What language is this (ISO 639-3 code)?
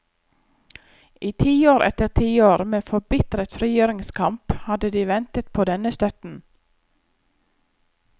nor